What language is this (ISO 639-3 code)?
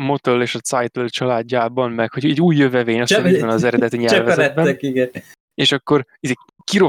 hun